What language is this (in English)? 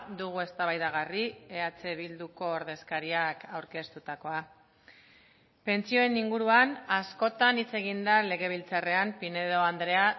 Basque